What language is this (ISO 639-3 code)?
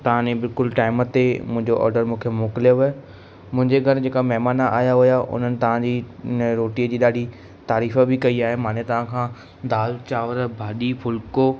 snd